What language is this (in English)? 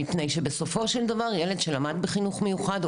Hebrew